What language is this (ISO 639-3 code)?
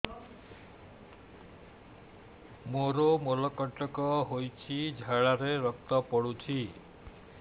ori